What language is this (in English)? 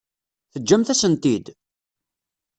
Kabyle